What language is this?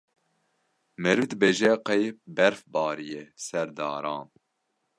Kurdish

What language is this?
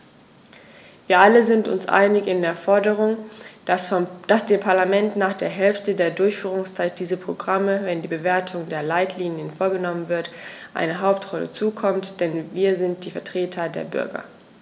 German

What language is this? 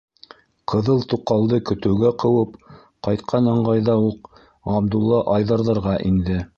Bashkir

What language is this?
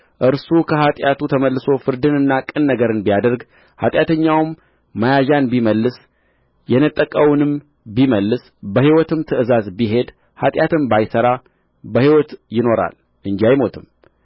Amharic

